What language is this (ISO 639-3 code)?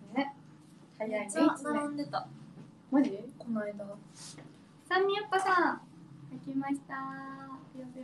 jpn